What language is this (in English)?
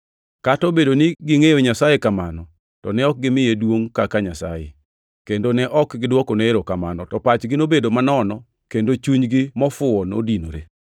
Luo (Kenya and Tanzania)